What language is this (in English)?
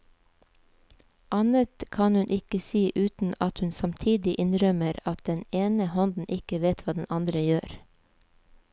Norwegian